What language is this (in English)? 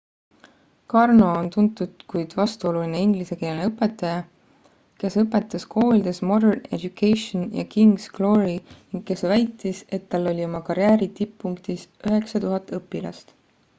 Estonian